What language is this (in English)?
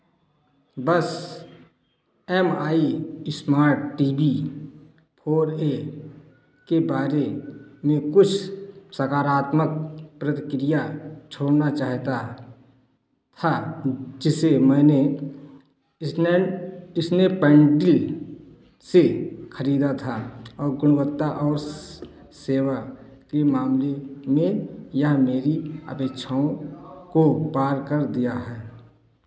Hindi